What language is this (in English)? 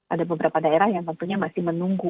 Indonesian